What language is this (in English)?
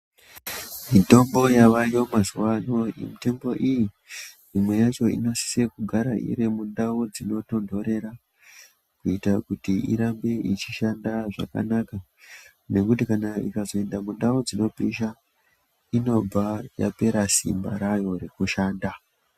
Ndau